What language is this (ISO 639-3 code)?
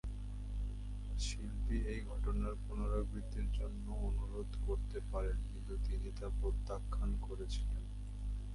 ben